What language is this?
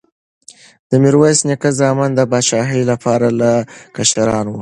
Pashto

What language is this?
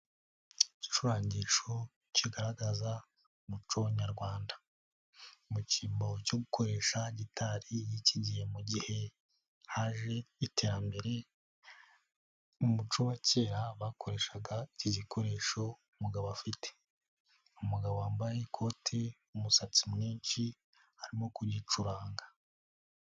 Kinyarwanda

